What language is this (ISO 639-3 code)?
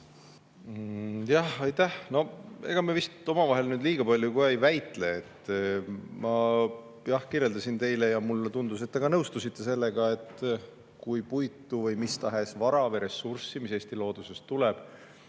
est